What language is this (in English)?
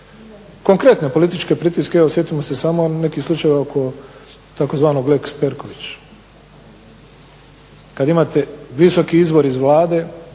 Croatian